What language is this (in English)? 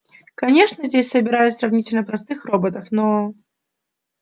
Russian